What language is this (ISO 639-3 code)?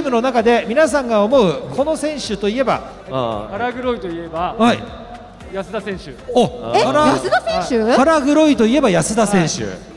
jpn